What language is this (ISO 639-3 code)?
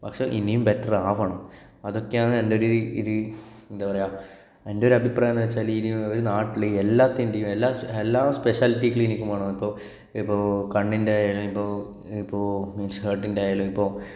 mal